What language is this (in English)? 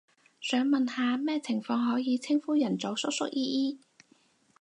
Cantonese